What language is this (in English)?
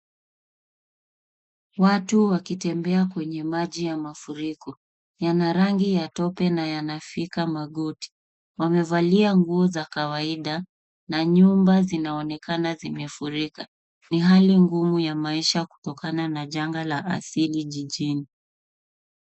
Swahili